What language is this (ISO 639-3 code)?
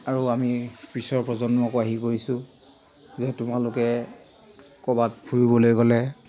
asm